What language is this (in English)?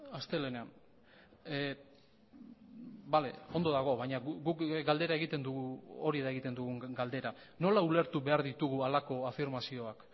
Basque